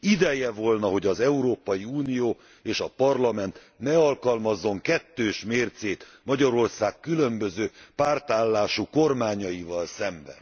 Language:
Hungarian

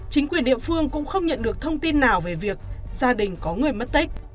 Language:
Vietnamese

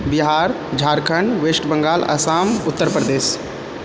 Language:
Maithili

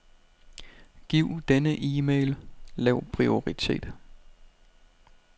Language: Danish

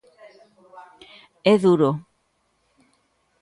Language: Galician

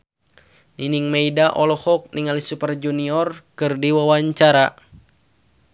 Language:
Sundanese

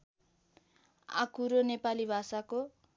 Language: Nepali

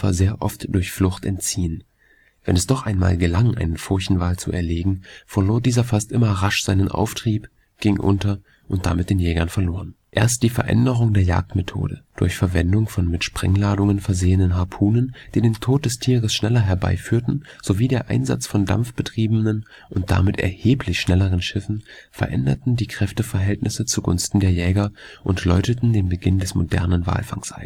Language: German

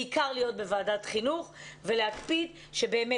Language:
Hebrew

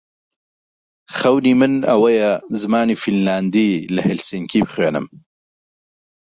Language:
Central Kurdish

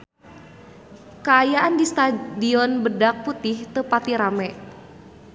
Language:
Sundanese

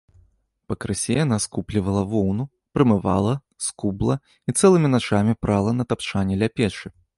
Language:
Belarusian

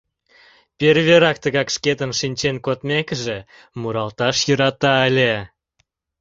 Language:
Mari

